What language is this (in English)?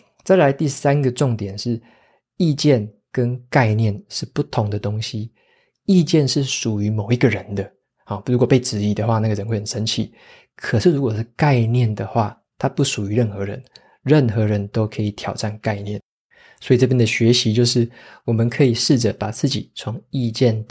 Chinese